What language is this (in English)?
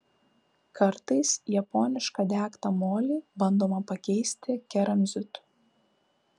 Lithuanian